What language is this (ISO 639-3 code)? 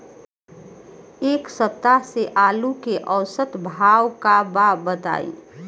bho